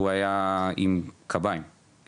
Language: Hebrew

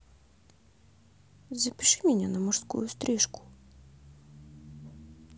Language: Russian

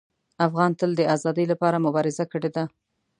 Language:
Pashto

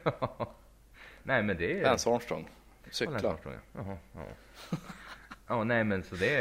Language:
Swedish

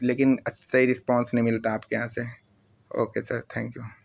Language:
Urdu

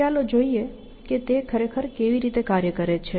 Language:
Gujarati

